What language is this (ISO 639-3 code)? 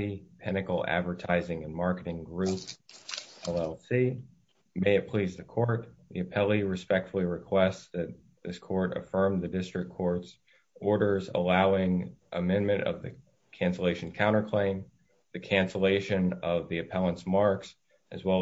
eng